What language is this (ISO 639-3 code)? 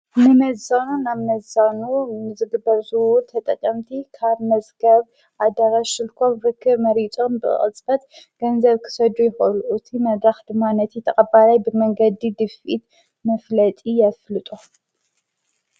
tir